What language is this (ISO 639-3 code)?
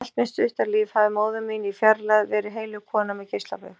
isl